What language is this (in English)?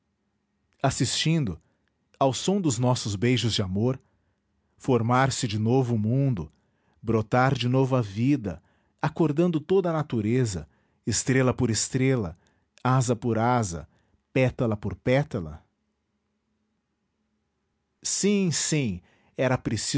Portuguese